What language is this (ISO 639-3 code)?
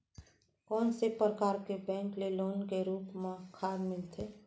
hne